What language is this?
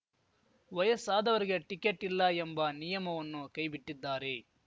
Kannada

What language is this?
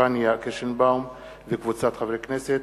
Hebrew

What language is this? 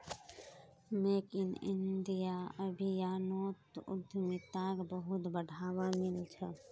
Magahi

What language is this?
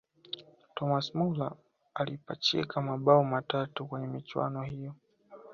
Swahili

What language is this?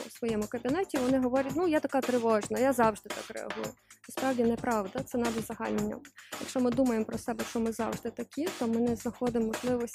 Ukrainian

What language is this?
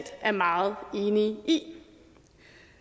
Danish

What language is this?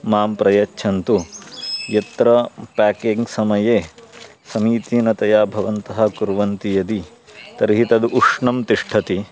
Sanskrit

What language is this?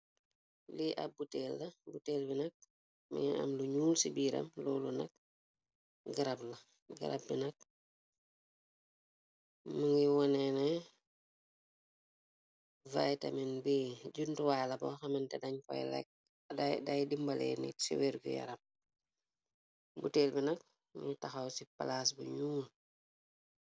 Wolof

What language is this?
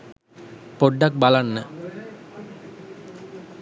Sinhala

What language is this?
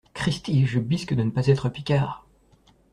French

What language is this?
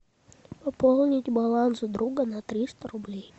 Russian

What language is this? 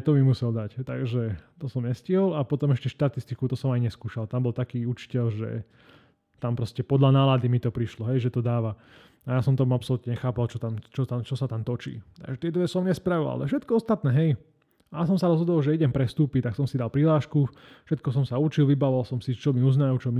Slovak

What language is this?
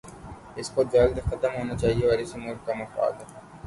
Urdu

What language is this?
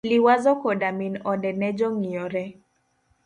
Luo (Kenya and Tanzania)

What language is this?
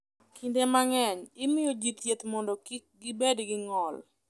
Luo (Kenya and Tanzania)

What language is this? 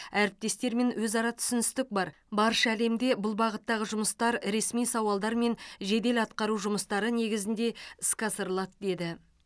Kazakh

